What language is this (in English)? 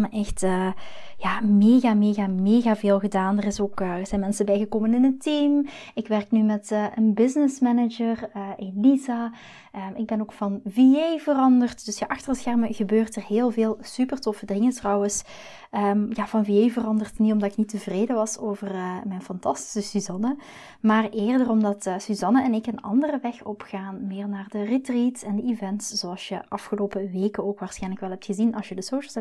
Dutch